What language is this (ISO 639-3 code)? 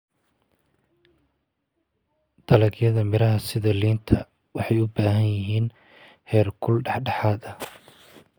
som